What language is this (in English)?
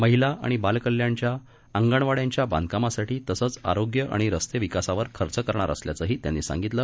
Marathi